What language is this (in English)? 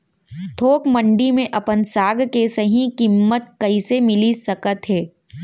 Chhattisgarhi